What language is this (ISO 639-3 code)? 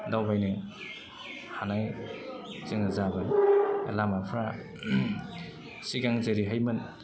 brx